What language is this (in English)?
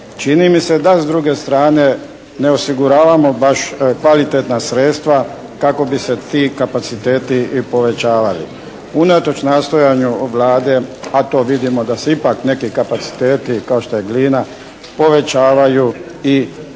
Croatian